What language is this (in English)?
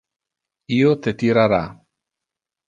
Interlingua